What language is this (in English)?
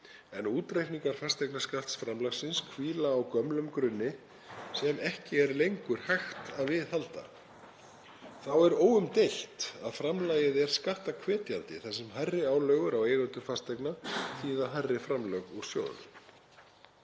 Icelandic